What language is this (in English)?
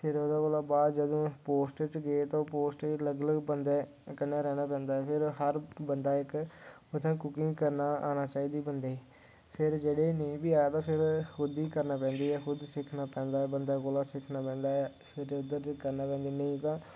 Dogri